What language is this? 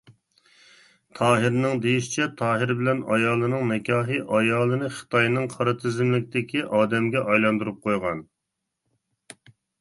Uyghur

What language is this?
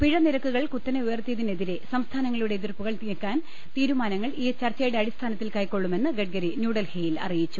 Malayalam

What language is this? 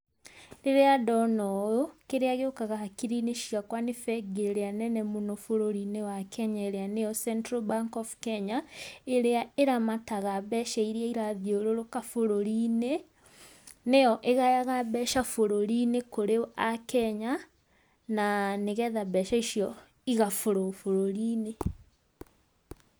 Kikuyu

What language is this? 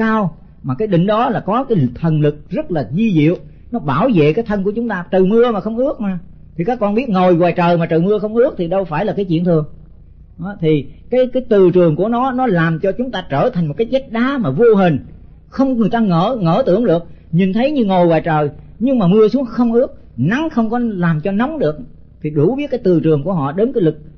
Vietnamese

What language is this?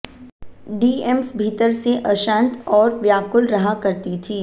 Hindi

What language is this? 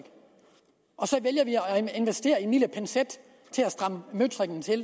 Danish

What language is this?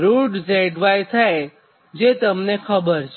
Gujarati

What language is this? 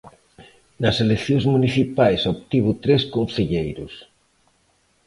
Galician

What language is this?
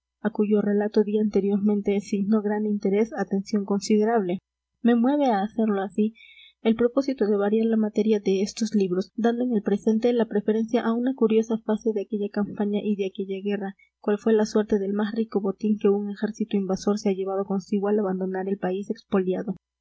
Spanish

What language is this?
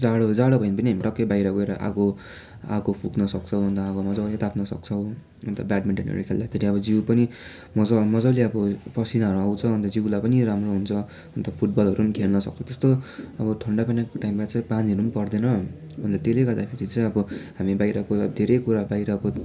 Nepali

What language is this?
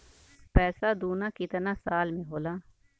Bhojpuri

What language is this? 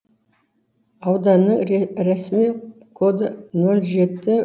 Kazakh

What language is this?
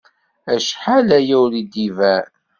Kabyle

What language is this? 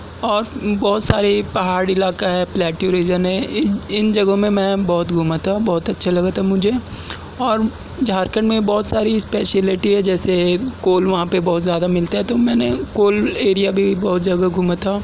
Urdu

